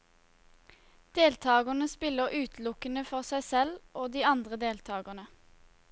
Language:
Norwegian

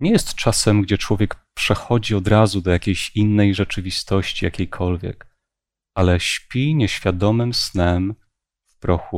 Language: Polish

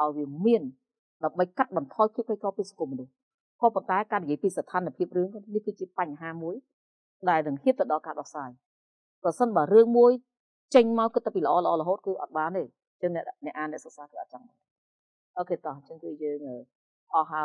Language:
Vietnamese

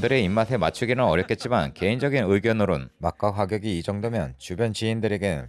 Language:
Korean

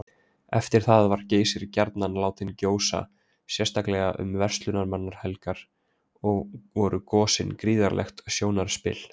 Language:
Icelandic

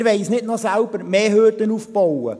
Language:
Swiss German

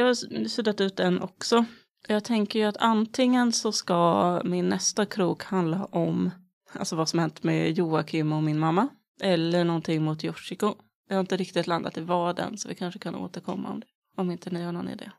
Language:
Swedish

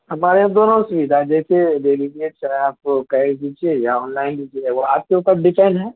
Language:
Urdu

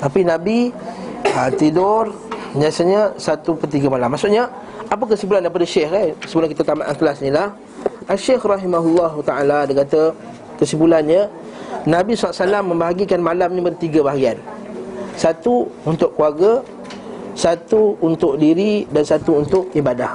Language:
Malay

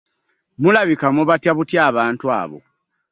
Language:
Ganda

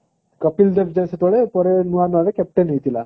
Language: Odia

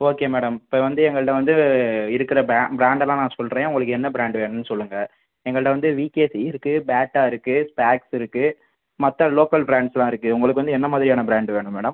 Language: Tamil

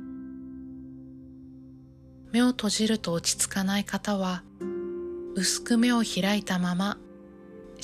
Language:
Japanese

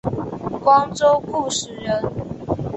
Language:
Chinese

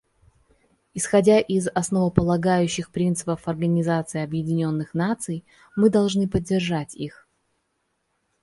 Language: Russian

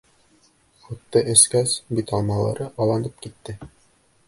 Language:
Bashkir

